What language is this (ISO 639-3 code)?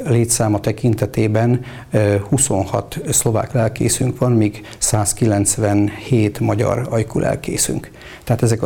hun